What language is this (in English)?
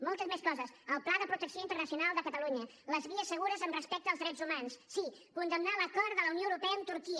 Catalan